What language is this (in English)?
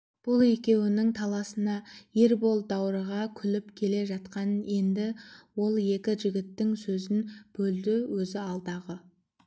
Kazakh